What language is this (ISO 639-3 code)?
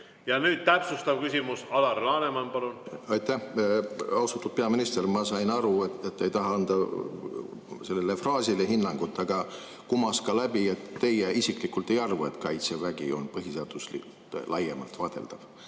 est